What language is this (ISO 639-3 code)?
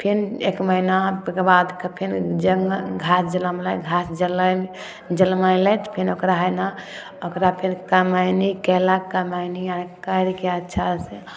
mai